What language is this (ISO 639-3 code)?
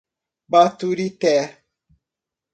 por